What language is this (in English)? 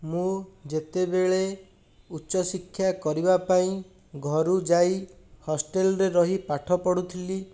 Odia